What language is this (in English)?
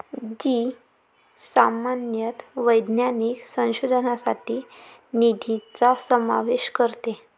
Marathi